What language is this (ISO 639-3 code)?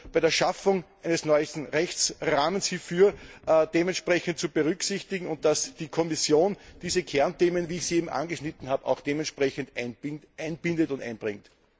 deu